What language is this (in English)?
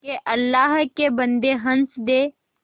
Hindi